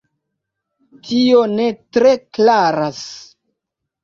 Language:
Esperanto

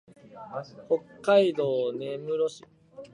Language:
Japanese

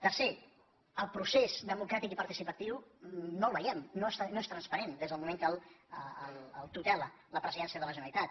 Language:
Catalan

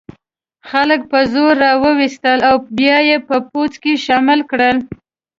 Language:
Pashto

